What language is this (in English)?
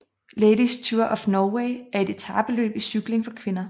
Danish